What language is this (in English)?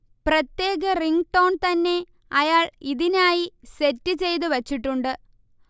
Malayalam